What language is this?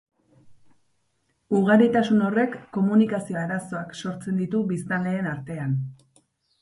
Basque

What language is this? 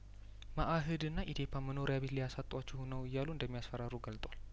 Amharic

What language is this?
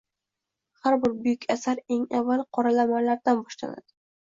Uzbek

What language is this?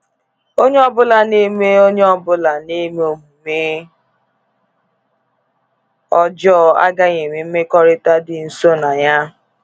Igbo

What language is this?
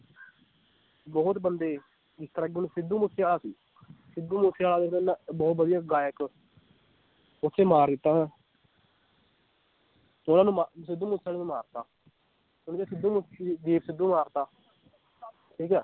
Punjabi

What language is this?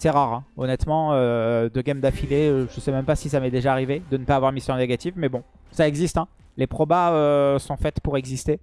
French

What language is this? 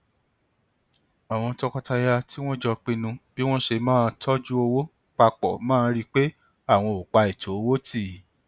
Yoruba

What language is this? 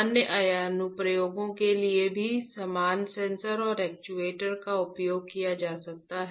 Hindi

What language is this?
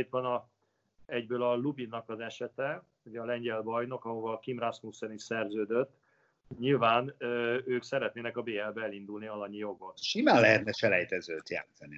Hungarian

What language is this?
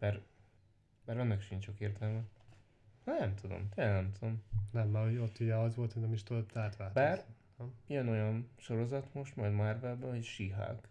Hungarian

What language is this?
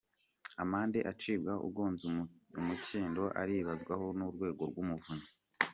Kinyarwanda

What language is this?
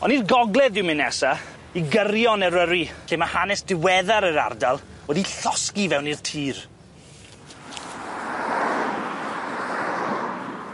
Welsh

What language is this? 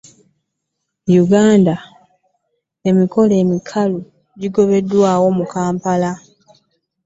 Ganda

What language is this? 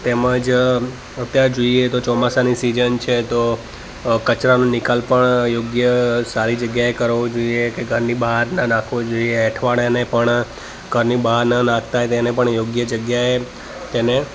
Gujarati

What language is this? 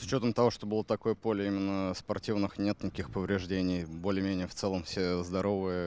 Russian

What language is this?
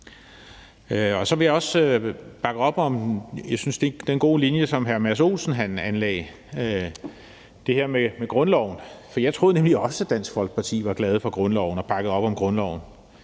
Danish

